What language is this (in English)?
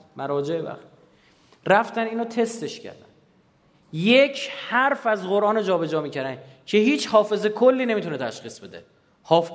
Persian